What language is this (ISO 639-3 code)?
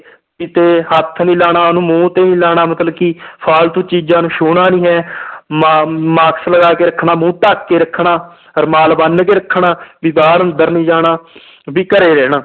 pan